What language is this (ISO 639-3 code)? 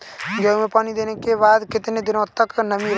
hin